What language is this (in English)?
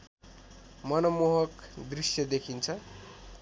Nepali